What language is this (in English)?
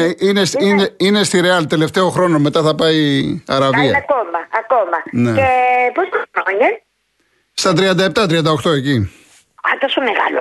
Greek